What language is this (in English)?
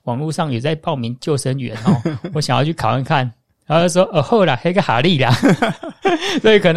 Chinese